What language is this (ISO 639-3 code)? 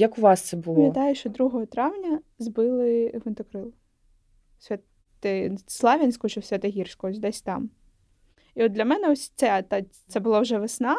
ukr